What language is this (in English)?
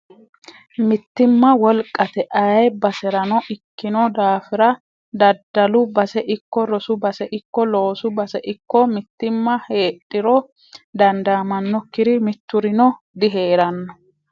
Sidamo